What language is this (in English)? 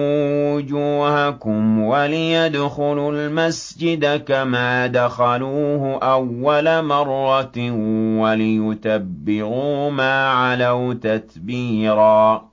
Arabic